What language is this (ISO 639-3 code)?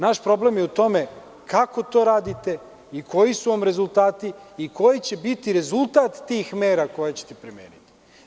srp